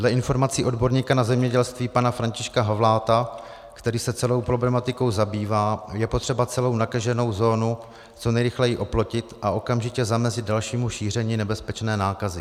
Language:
Czech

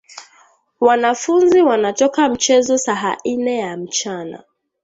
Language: Swahili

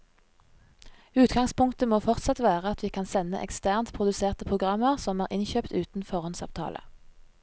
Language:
Norwegian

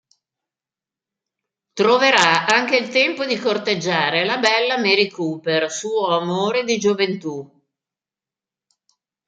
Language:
Italian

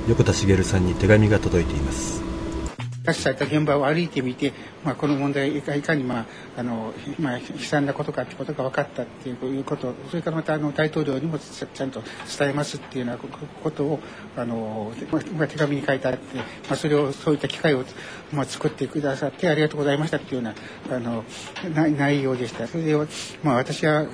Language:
Japanese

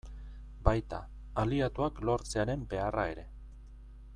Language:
Basque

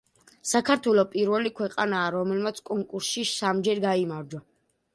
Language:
Georgian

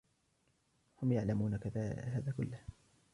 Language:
Arabic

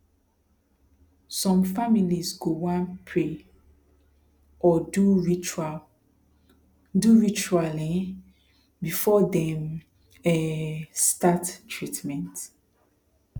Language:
Nigerian Pidgin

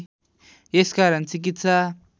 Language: Nepali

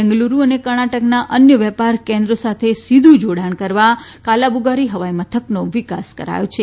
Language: Gujarati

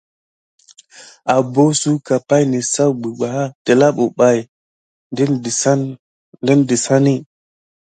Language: Gidar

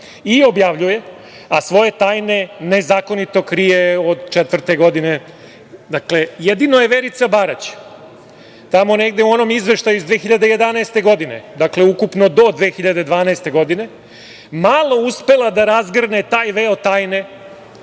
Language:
Serbian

